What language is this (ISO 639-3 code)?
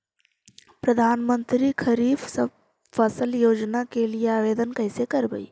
mag